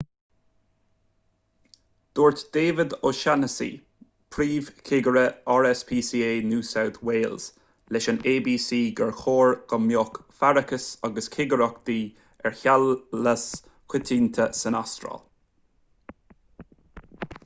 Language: Irish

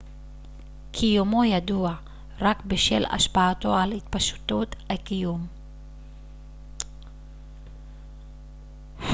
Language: Hebrew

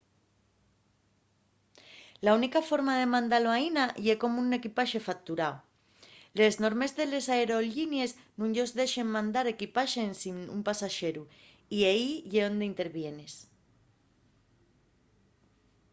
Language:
Asturian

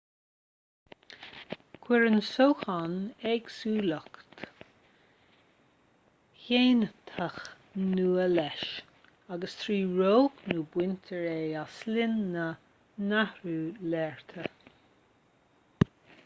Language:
Irish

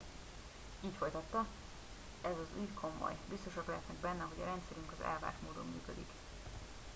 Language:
Hungarian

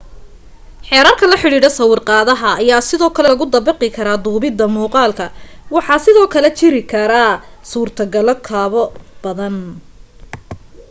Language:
Somali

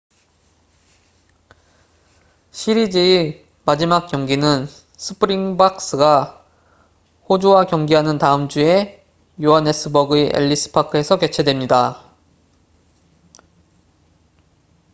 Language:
Korean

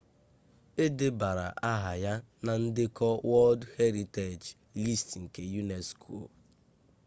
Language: Igbo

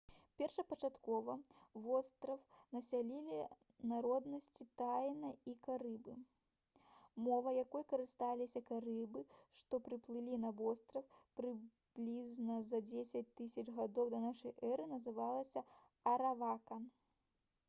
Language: Belarusian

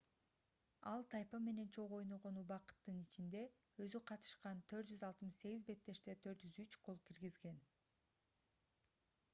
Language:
Kyrgyz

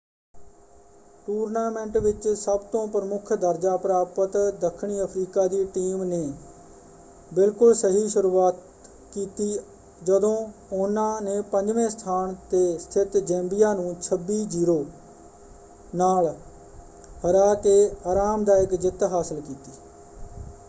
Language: Punjabi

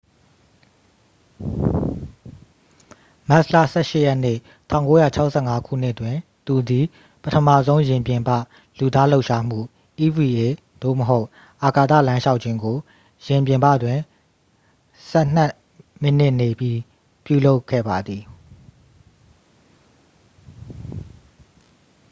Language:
Burmese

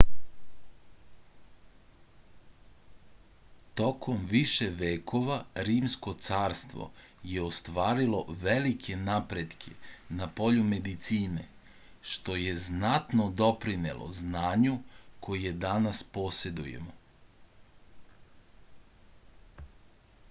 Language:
Serbian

